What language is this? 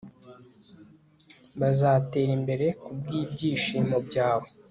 Kinyarwanda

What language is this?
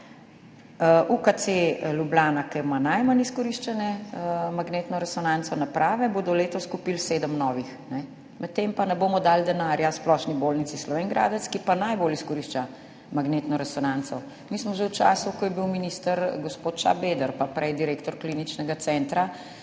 Slovenian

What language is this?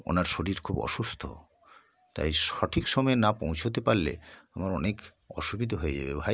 Bangla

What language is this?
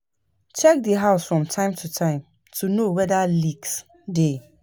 Nigerian Pidgin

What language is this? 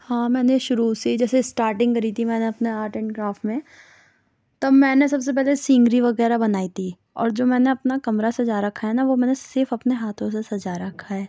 Urdu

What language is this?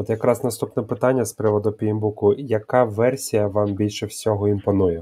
Ukrainian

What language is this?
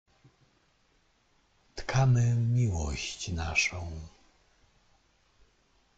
Polish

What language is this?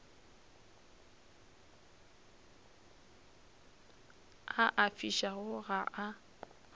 Northern Sotho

